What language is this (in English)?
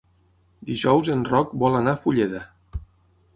Catalan